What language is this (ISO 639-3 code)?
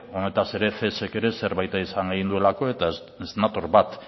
eus